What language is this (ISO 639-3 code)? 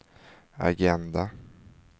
swe